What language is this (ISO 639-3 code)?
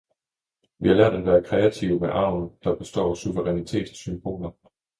dan